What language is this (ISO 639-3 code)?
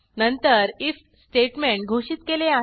mar